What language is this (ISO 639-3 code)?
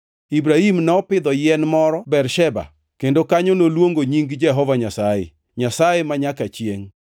luo